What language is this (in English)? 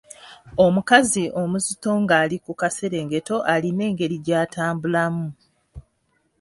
Ganda